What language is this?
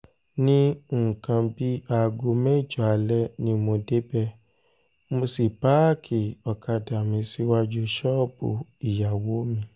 Yoruba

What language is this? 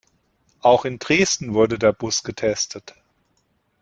German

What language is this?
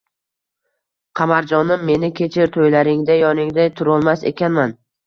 Uzbek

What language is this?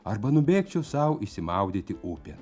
Lithuanian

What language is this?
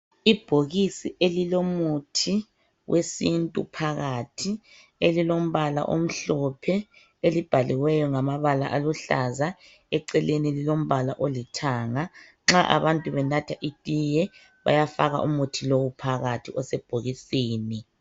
North Ndebele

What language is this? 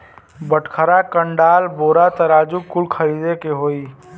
Bhojpuri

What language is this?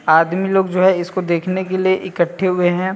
Hindi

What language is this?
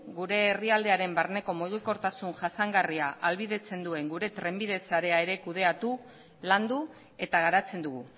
Basque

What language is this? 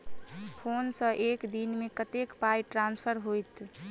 Maithili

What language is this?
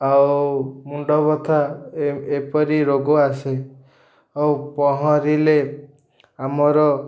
Odia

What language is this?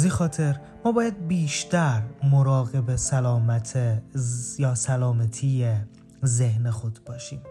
Persian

